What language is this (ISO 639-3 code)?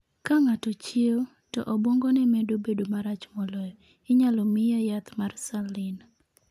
luo